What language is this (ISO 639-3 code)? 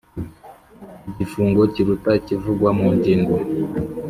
kin